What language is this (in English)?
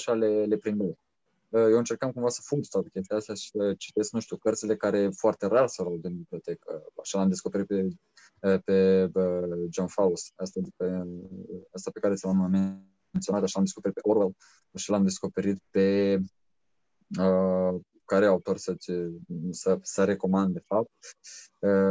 Romanian